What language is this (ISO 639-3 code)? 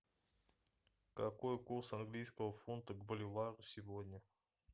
rus